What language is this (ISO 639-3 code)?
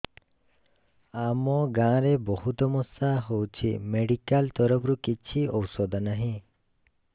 ori